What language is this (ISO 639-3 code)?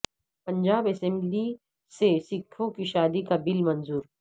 urd